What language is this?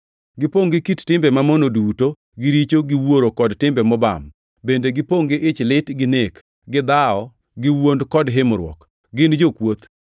Luo (Kenya and Tanzania)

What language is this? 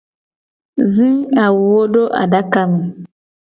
Gen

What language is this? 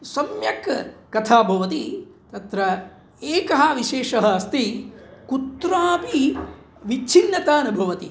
Sanskrit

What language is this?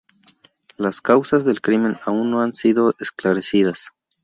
Spanish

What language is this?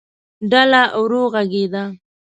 Pashto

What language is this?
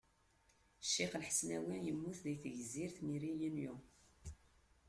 Kabyle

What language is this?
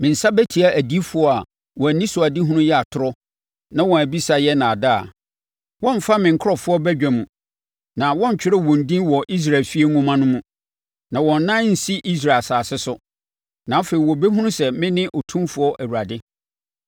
Akan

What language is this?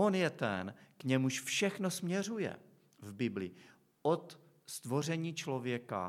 Czech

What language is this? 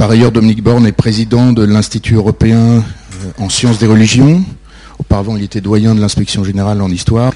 French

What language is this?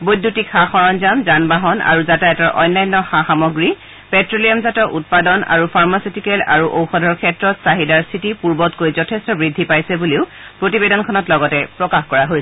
Assamese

